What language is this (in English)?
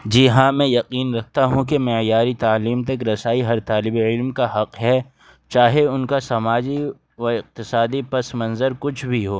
Urdu